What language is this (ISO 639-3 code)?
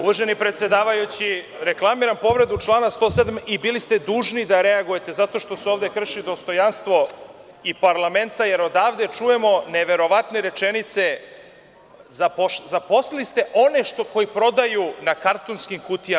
srp